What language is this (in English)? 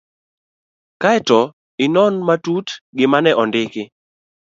Luo (Kenya and Tanzania)